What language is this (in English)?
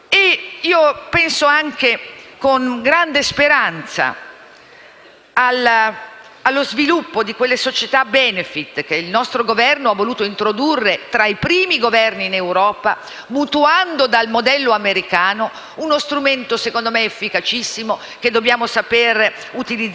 Italian